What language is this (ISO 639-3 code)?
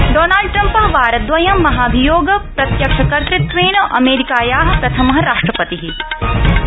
san